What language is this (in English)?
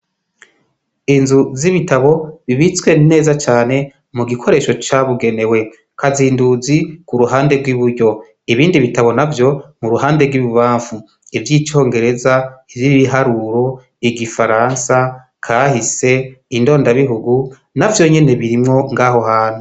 Rundi